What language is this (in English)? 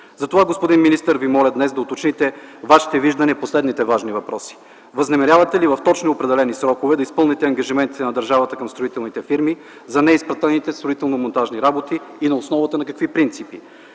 Bulgarian